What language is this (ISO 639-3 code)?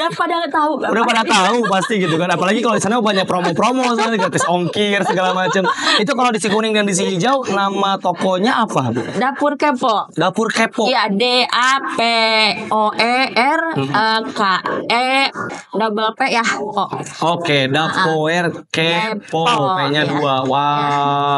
ind